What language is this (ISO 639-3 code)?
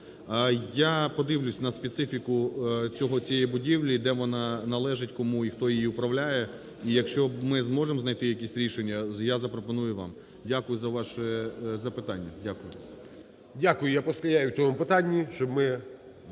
ukr